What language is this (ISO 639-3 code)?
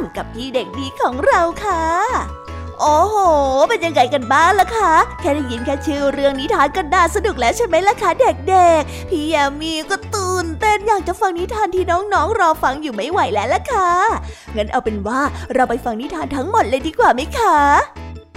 tha